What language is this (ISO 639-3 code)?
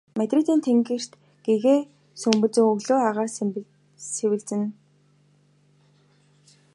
mon